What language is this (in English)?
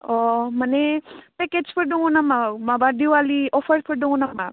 Bodo